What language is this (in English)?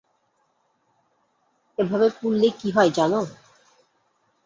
Bangla